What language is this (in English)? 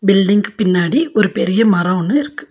Tamil